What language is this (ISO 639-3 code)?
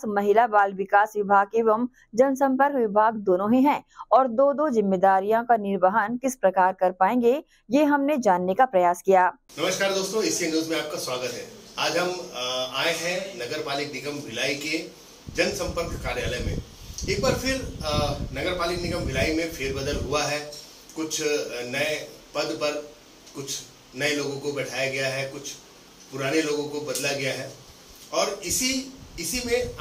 hin